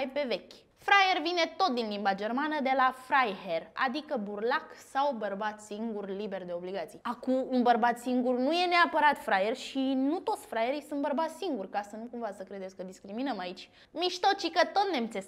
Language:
Romanian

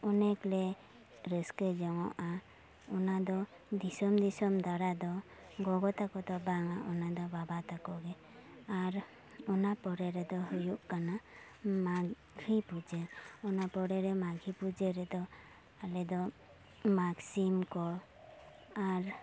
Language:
Santali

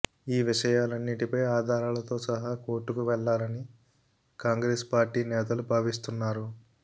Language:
Telugu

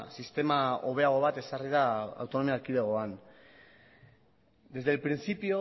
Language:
Basque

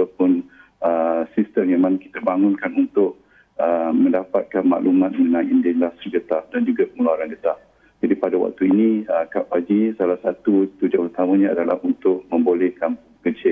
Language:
Malay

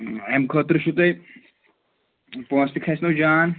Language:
Kashmiri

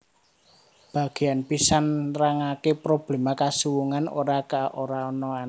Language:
Javanese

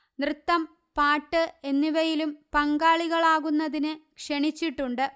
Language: Malayalam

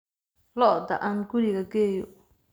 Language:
Somali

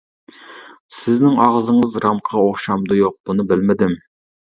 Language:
Uyghur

